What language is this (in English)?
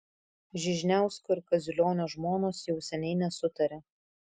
Lithuanian